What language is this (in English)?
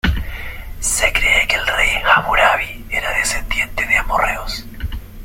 Spanish